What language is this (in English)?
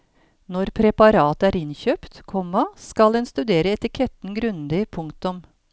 Norwegian